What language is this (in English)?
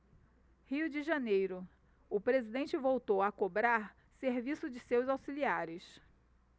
Portuguese